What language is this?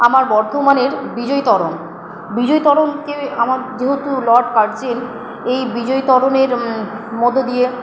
Bangla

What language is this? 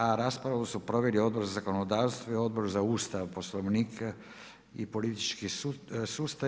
Croatian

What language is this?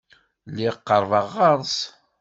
Kabyle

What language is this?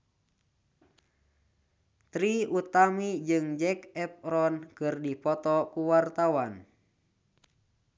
Sundanese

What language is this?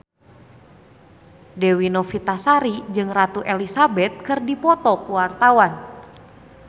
Sundanese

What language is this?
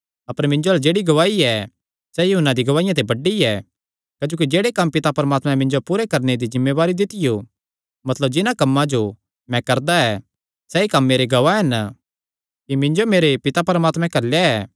Kangri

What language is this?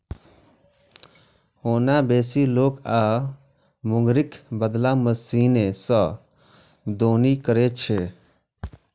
Maithili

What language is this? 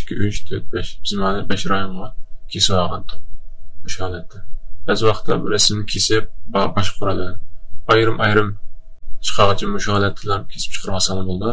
Turkish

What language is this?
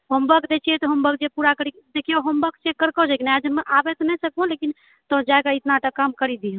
Maithili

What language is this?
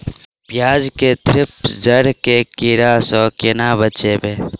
Maithili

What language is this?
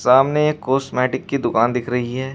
Hindi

